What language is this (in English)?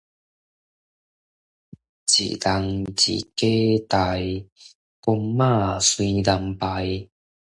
Min Nan Chinese